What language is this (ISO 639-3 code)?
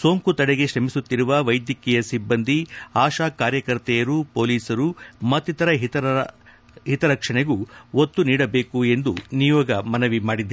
kan